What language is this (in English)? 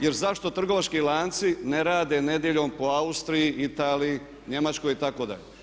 Croatian